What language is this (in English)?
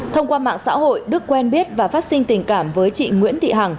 Vietnamese